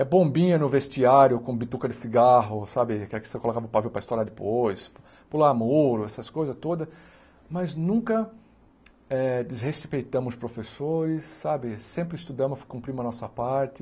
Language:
Portuguese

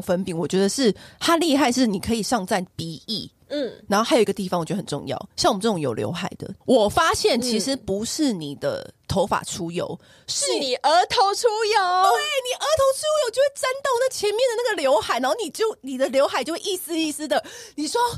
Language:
Chinese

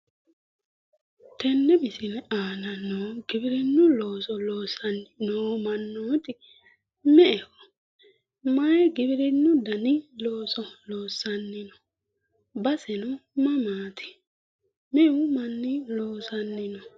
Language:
Sidamo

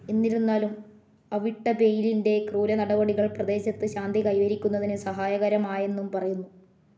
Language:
Malayalam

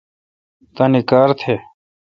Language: Kalkoti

